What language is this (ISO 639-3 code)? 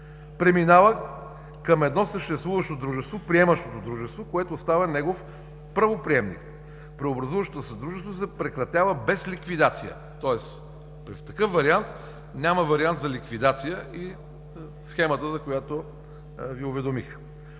bul